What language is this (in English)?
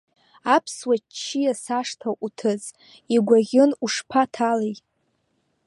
Abkhazian